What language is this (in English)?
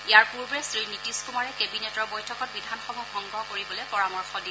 Assamese